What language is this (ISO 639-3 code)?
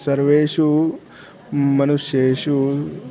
san